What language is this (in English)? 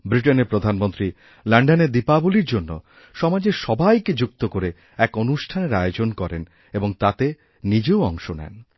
Bangla